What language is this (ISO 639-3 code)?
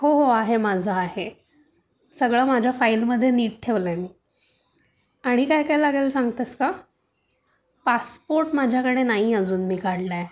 mar